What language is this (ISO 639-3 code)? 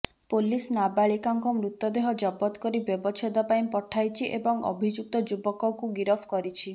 ori